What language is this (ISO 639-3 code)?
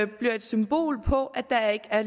dan